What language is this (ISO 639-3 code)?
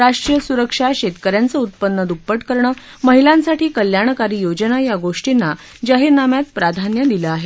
mar